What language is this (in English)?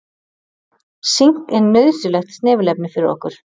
Icelandic